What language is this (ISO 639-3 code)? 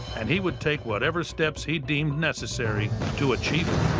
eng